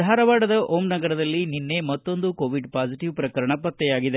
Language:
Kannada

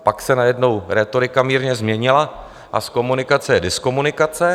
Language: Czech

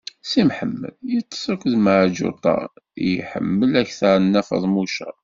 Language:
Kabyle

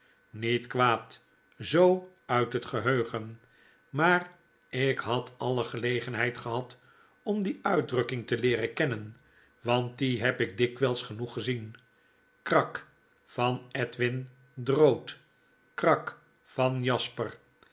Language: Dutch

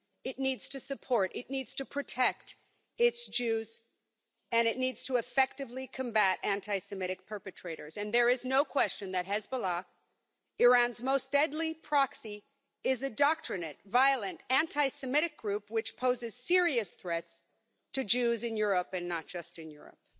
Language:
English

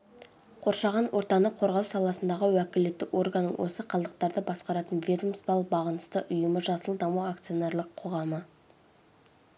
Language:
Kazakh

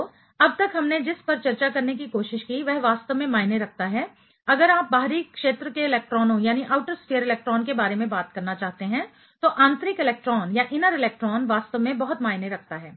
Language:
Hindi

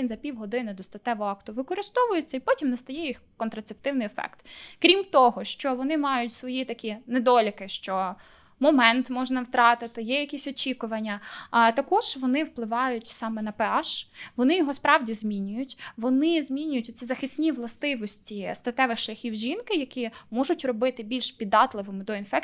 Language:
Ukrainian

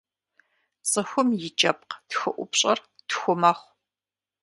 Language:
Kabardian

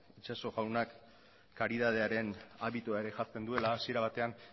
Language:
Basque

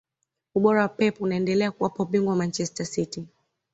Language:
Swahili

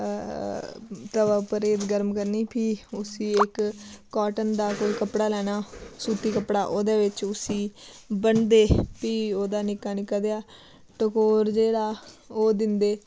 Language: Dogri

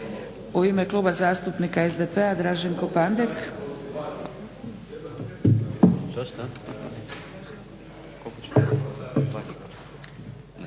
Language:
Croatian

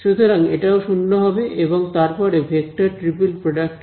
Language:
Bangla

